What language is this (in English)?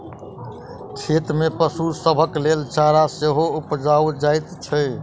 Maithili